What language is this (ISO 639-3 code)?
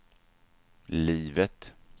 swe